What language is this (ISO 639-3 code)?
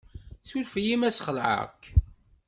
kab